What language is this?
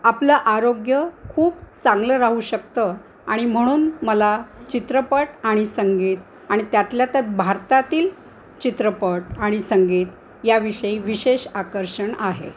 Marathi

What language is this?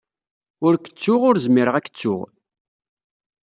Kabyle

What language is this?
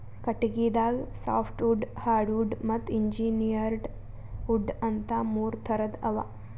Kannada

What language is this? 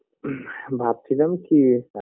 Bangla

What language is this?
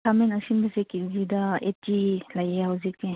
Manipuri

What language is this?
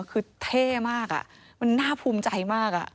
Thai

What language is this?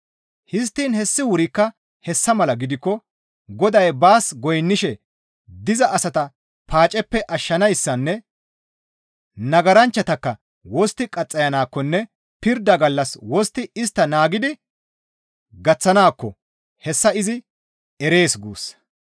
Gamo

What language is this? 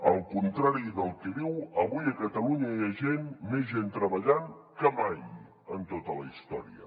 Catalan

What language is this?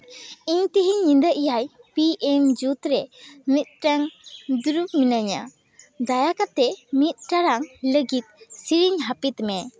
Santali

